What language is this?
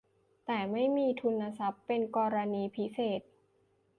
Thai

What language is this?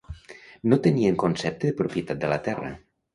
Catalan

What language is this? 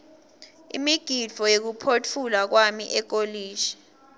Swati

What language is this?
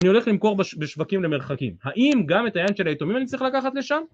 Hebrew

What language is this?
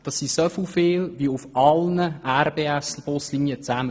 Swiss German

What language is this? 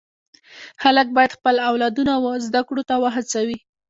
Pashto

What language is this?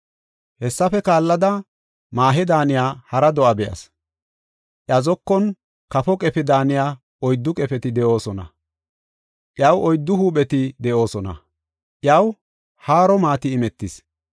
Gofa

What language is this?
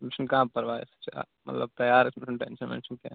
Kashmiri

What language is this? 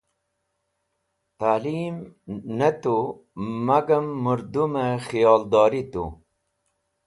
Wakhi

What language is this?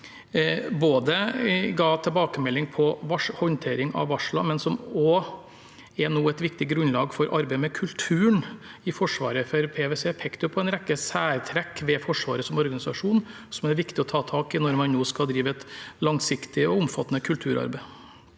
Norwegian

